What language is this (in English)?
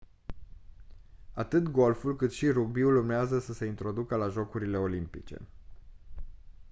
Romanian